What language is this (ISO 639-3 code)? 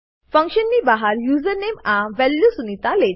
guj